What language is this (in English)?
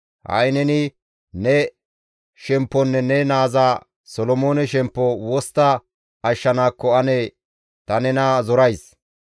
Gamo